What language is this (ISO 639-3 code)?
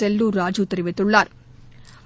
tam